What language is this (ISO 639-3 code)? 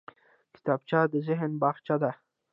pus